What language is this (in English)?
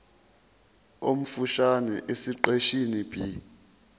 Zulu